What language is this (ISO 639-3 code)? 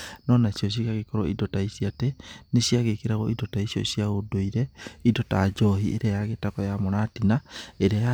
kik